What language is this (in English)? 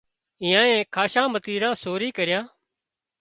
Wadiyara Koli